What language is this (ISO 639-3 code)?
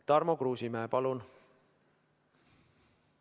est